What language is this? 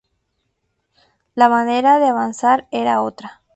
Spanish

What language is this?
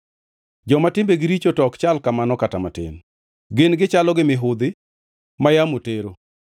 Luo (Kenya and Tanzania)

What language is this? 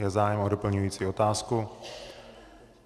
Czech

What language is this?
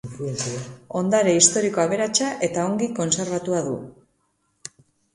Basque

